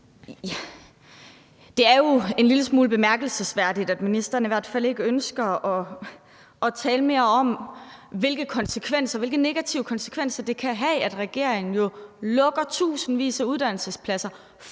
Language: Danish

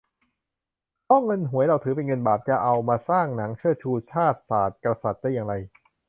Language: Thai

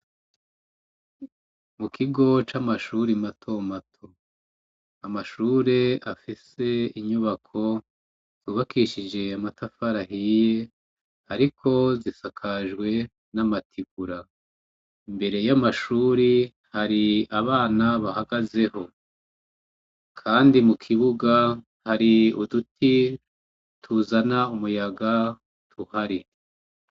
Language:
Rundi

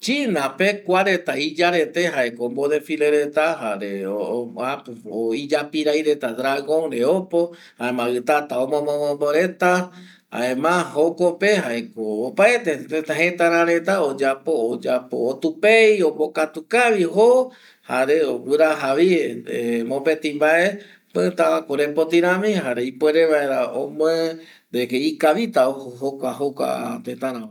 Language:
Eastern Bolivian Guaraní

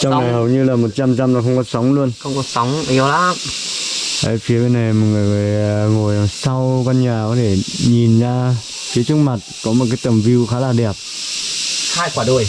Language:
Vietnamese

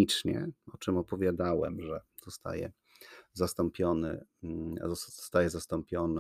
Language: Polish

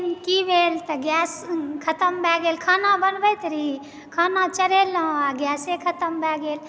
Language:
Maithili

